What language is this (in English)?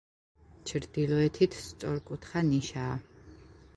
Georgian